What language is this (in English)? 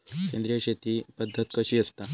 Marathi